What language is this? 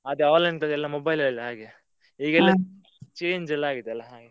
Kannada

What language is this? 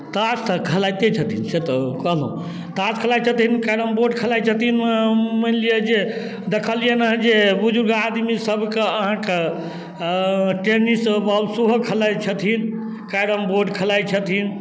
Maithili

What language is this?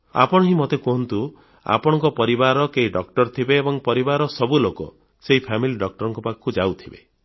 Odia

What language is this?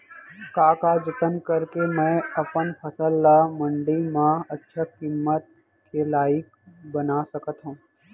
Chhattisgarhi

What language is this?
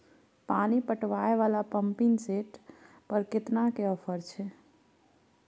Maithili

